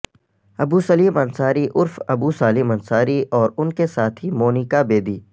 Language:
Urdu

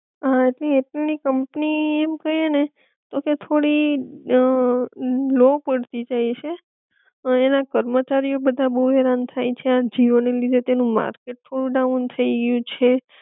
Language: Gujarati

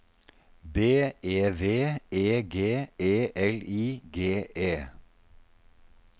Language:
Norwegian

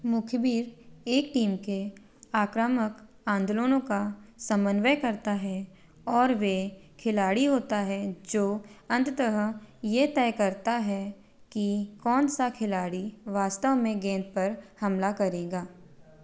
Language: Hindi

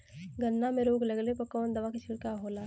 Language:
Bhojpuri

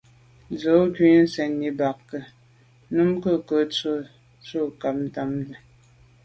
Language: Medumba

